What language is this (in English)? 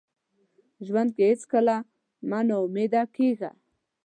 Pashto